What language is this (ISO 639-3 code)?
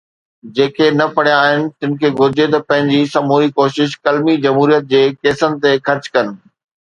snd